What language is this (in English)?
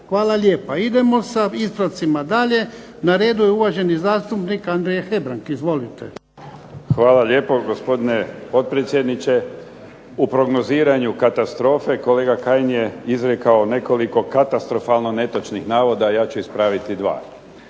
Croatian